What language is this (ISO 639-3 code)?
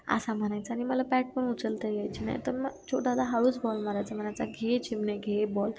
mar